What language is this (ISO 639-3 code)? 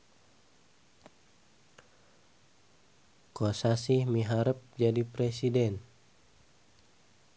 sun